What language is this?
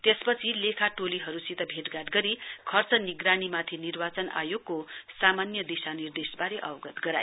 Nepali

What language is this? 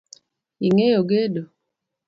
Luo (Kenya and Tanzania)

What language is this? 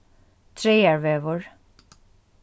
Faroese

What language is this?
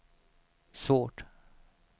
Swedish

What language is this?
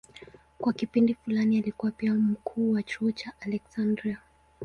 Swahili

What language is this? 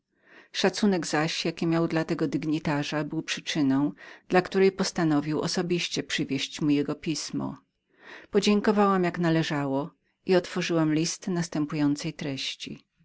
Polish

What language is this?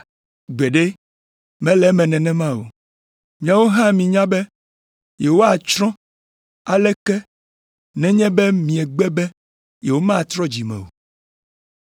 Ewe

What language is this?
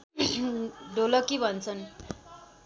Nepali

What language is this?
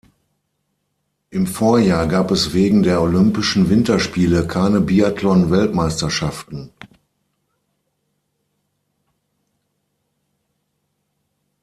German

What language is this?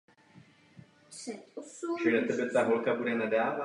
Czech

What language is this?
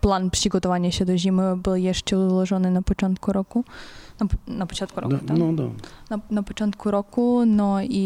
Polish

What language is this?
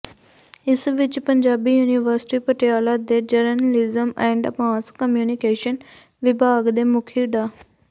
Punjabi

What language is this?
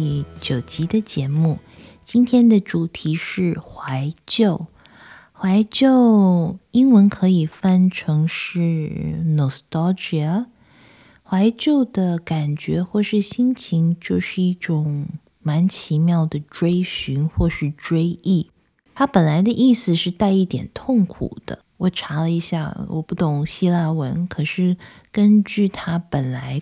Chinese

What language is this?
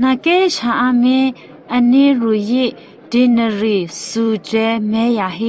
Thai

